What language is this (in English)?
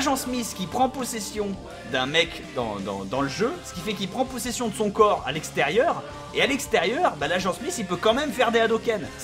French